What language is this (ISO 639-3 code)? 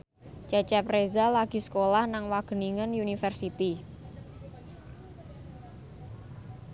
jav